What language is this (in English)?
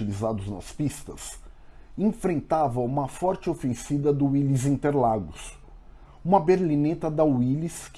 Portuguese